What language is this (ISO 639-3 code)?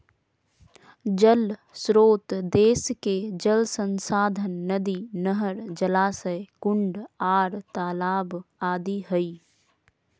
mag